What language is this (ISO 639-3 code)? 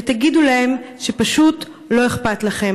heb